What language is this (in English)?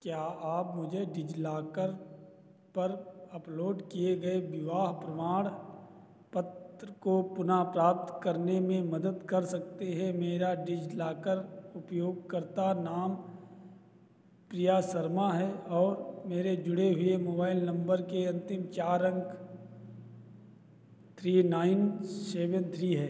Hindi